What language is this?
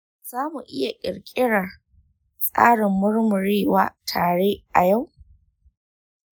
Hausa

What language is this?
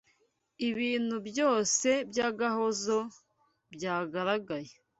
Kinyarwanda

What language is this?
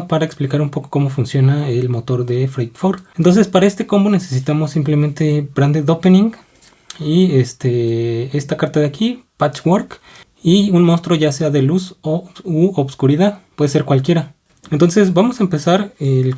Spanish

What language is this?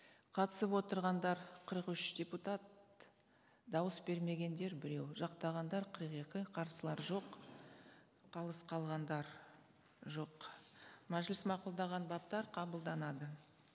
Kazakh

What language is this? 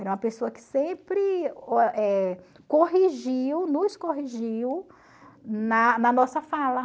Portuguese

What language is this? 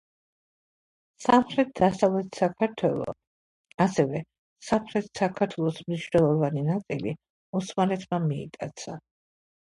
Georgian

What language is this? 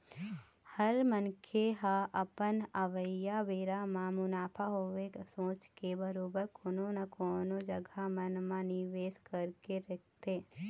Chhattisgarhi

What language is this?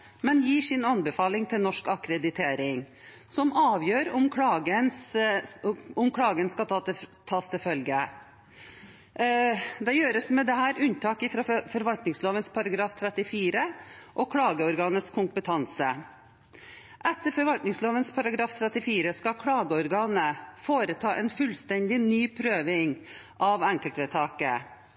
Norwegian Bokmål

